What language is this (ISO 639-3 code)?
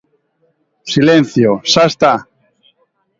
glg